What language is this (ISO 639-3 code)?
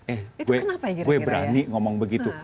ind